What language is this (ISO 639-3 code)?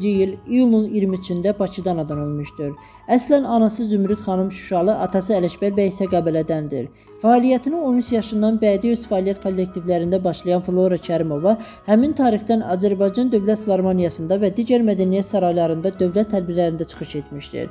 tur